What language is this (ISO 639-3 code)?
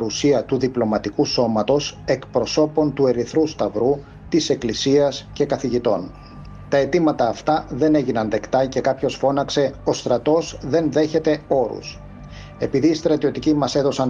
ell